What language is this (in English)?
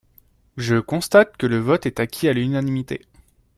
French